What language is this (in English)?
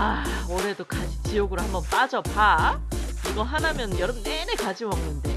Korean